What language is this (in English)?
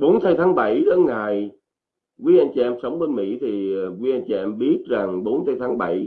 Vietnamese